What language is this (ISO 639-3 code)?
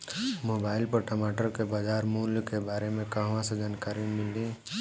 bho